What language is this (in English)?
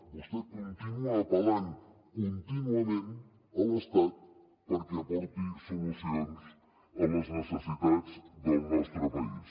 Catalan